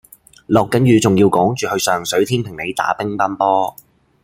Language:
Cantonese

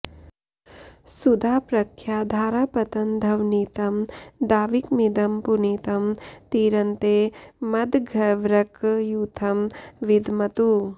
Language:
Sanskrit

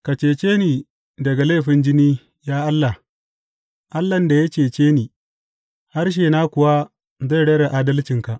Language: Hausa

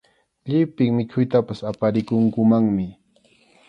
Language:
Arequipa-La Unión Quechua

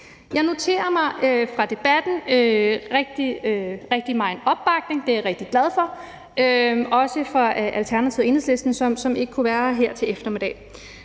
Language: Danish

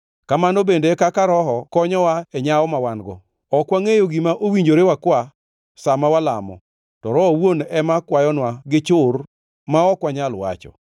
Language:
Luo (Kenya and Tanzania)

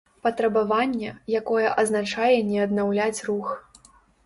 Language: Belarusian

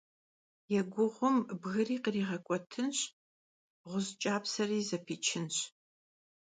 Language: Kabardian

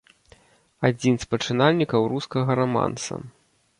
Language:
Belarusian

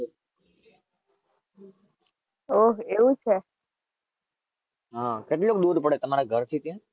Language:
Gujarati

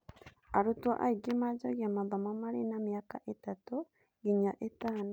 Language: Kikuyu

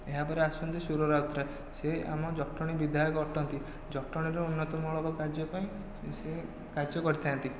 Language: Odia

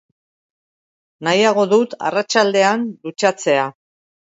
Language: Basque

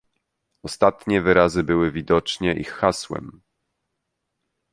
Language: Polish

